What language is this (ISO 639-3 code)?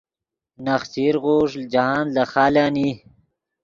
ydg